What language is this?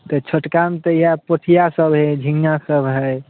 Maithili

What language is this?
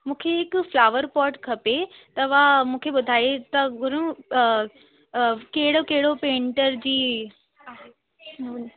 Sindhi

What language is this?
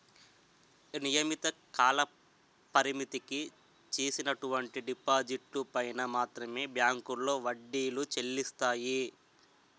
Telugu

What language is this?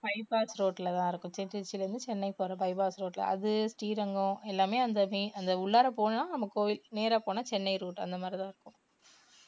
Tamil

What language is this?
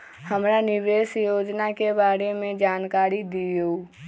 Magahi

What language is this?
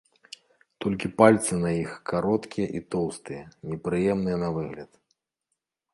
Belarusian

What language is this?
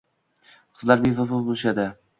Uzbek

